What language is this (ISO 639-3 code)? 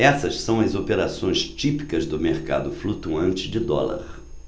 por